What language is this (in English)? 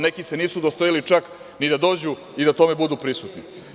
Serbian